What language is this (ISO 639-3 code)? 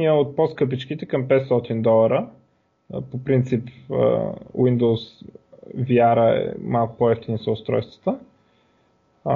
bul